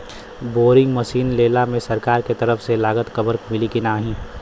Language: Bhojpuri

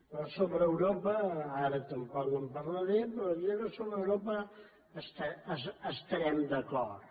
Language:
Catalan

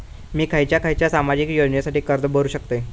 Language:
Marathi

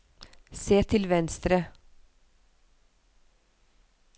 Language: Norwegian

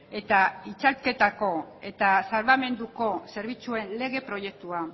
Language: Basque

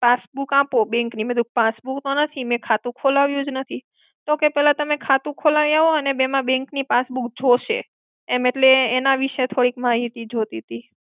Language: Gujarati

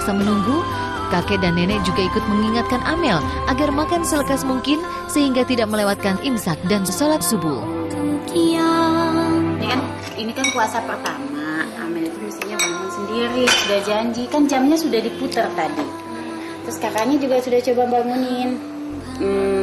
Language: Indonesian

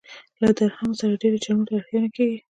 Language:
Pashto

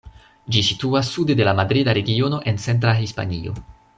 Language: Esperanto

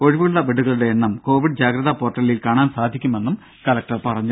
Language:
Malayalam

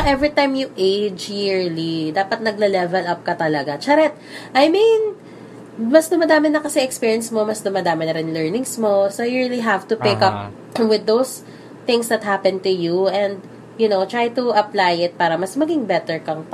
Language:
Filipino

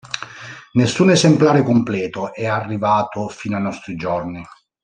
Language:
Italian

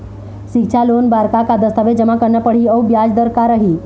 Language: Chhattisgarhi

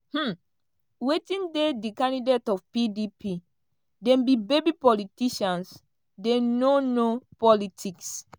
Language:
Nigerian Pidgin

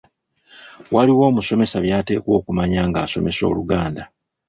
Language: Ganda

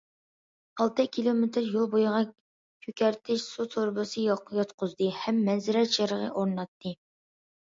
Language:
Uyghur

